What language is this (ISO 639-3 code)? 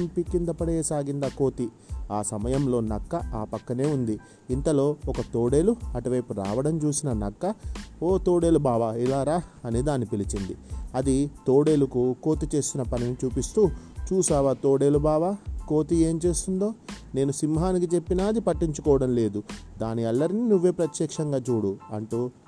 tel